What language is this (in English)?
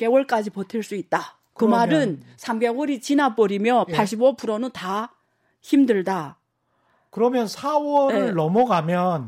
Korean